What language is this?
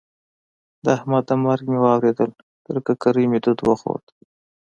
Pashto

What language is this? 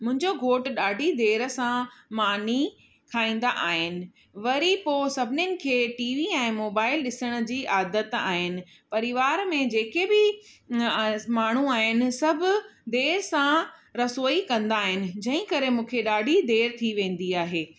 Sindhi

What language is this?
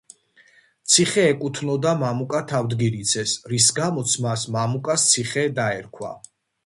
Georgian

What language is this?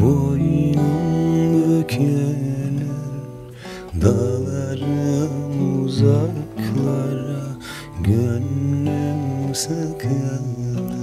Turkish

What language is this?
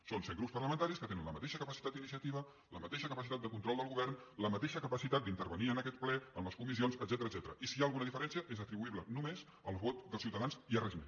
Catalan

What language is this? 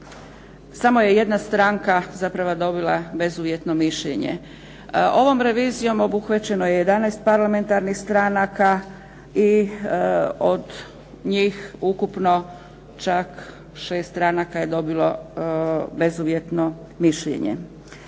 Croatian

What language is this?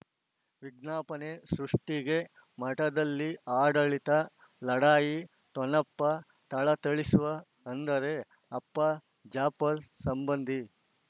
Kannada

